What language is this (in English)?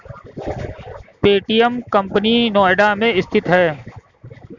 Hindi